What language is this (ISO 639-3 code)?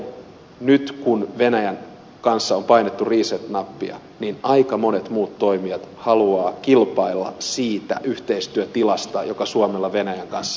fin